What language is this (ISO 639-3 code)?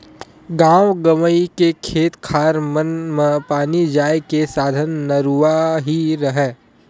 hne